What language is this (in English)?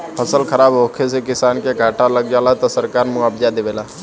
Bhojpuri